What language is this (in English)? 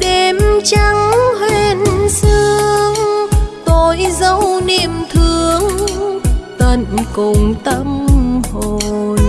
Vietnamese